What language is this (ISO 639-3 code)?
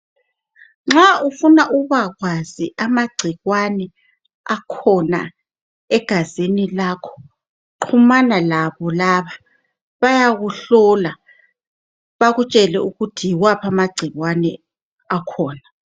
nde